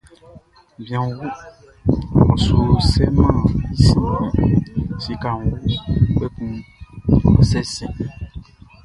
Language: Baoulé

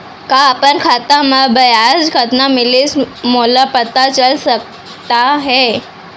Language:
Chhattisgarhi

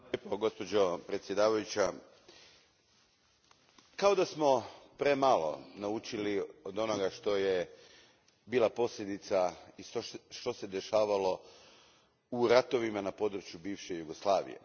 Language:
Croatian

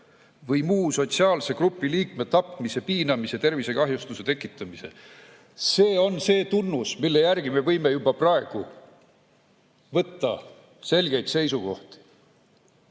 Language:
Estonian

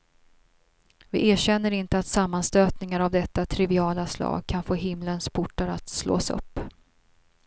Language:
Swedish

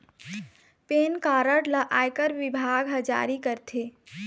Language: Chhattisgarhi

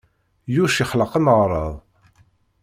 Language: Kabyle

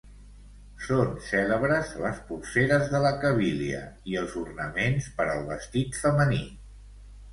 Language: Catalan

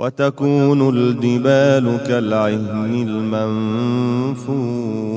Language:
Arabic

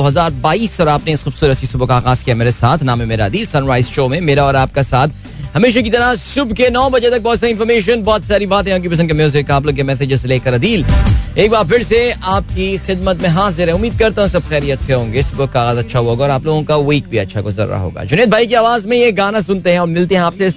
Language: Hindi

